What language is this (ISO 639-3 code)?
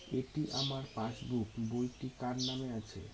ben